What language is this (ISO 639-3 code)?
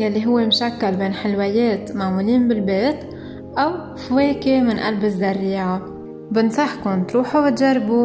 ara